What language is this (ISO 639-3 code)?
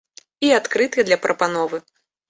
bel